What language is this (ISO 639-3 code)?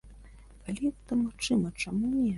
bel